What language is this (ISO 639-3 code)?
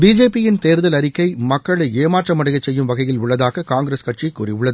tam